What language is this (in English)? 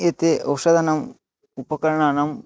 Sanskrit